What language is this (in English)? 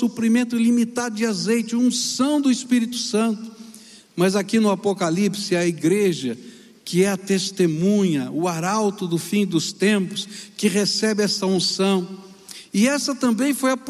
Portuguese